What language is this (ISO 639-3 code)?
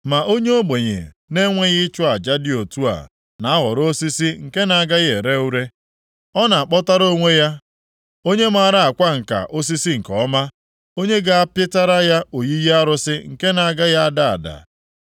ibo